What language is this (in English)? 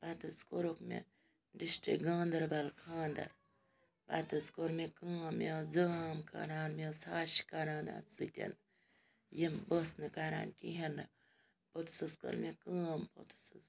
Kashmiri